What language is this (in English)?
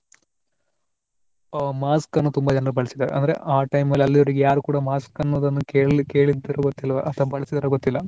Kannada